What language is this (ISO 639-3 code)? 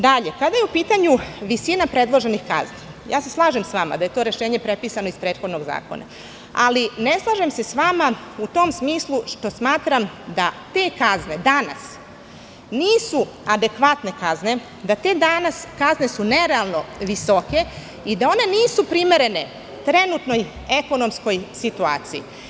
srp